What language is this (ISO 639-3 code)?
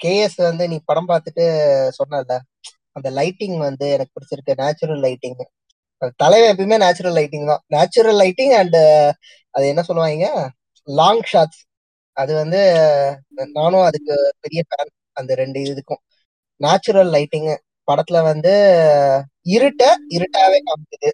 tam